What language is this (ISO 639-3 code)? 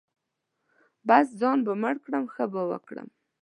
pus